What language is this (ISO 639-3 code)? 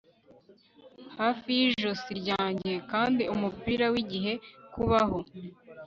kin